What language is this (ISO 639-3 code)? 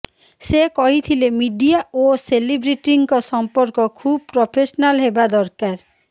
ori